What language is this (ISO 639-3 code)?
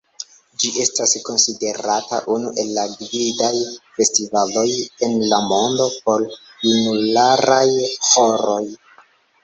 epo